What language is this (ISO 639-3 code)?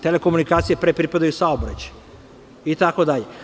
srp